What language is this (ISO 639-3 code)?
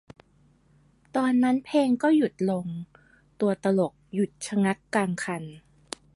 tha